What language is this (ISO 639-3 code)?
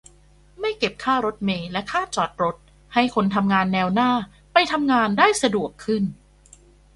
tha